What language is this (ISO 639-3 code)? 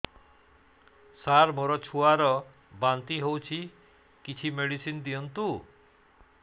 ori